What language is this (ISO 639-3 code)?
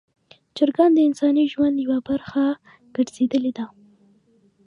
pus